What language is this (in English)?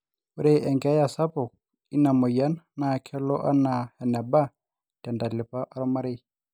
Masai